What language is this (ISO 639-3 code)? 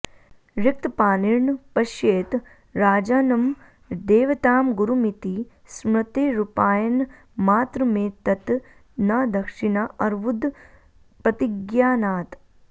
san